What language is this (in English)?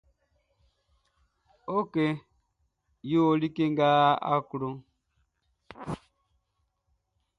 Baoulé